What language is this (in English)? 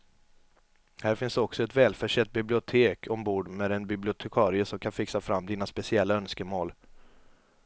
Swedish